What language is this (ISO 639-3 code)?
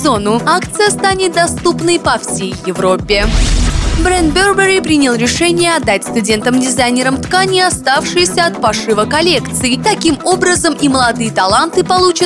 rus